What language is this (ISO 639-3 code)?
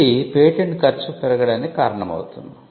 tel